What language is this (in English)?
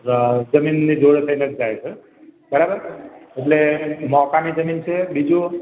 Gujarati